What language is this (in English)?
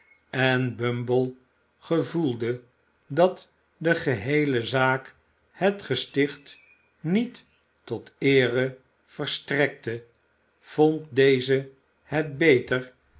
Dutch